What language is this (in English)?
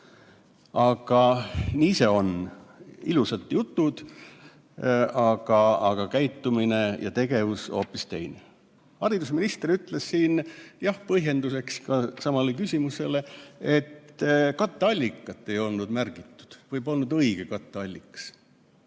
Estonian